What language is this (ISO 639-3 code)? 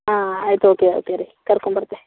kan